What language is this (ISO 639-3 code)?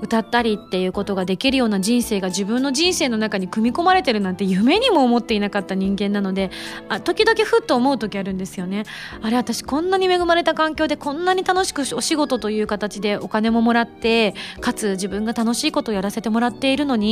jpn